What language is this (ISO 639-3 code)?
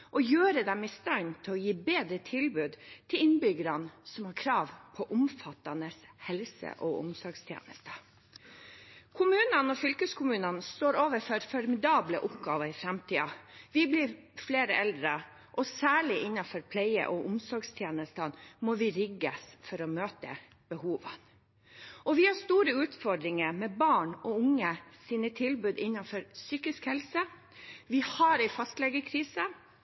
nob